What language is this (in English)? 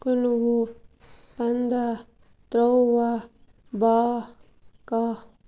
Kashmiri